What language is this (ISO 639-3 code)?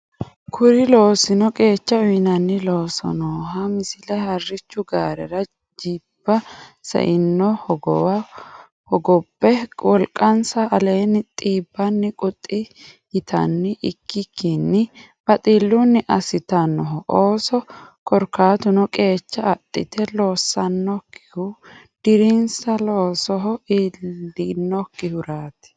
sid